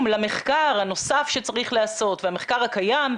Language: Hebrew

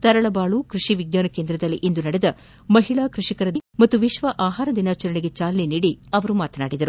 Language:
Kannada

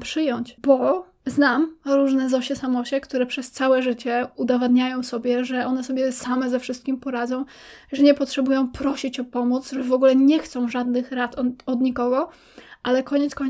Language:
Polish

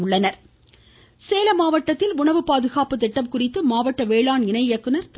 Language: Tamil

